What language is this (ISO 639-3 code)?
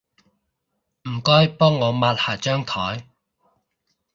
yue